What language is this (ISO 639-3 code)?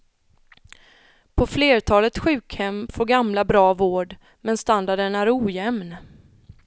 swe